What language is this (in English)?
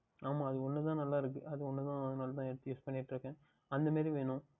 Tamil